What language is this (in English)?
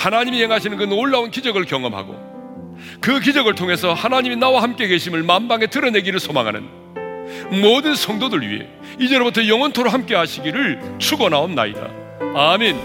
Korean